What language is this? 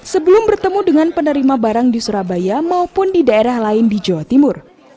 Indonesian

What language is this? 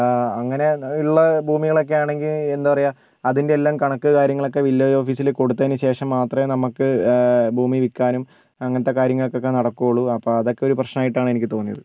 Malayalam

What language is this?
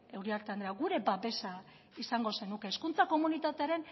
Basque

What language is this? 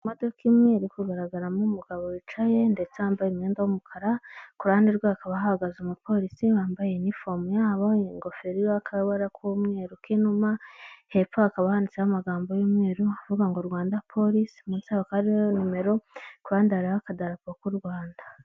Kinyarwanda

